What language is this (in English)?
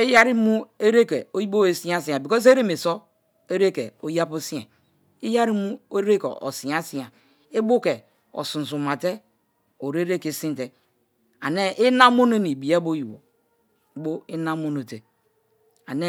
Kalabari